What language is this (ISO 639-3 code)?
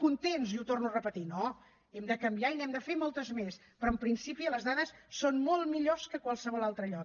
cat